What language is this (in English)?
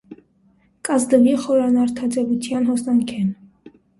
Armenian